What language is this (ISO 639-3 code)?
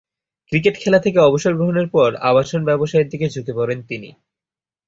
ben